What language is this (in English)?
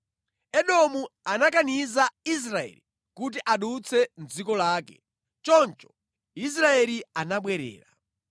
Nyanja